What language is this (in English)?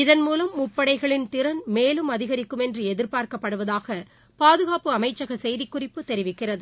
Tamil